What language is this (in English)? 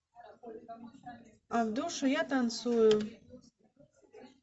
Russian